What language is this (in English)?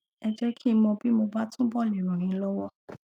Yoruba